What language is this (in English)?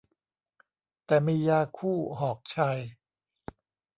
Thai